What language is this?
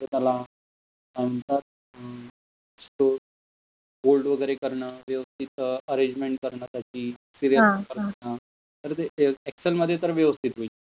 Marathi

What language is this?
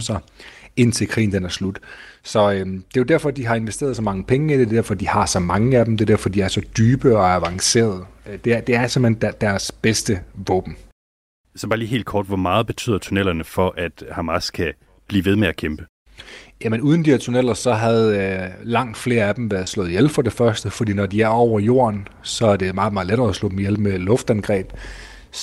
Danish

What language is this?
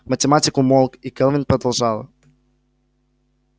Russian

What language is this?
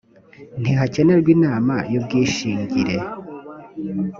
Kinyarwanda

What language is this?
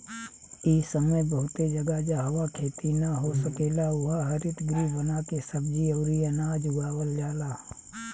Bhojpuri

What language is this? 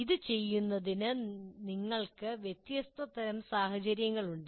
Malayalam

